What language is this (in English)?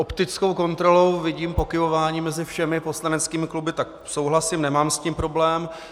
Czech